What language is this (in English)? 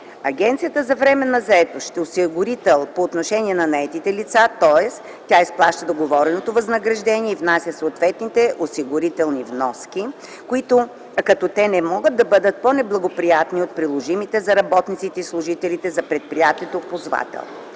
Bulgarian